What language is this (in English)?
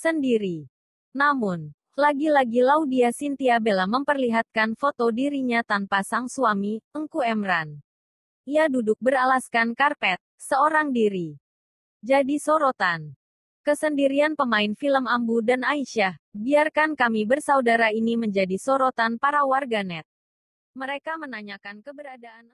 Indonesian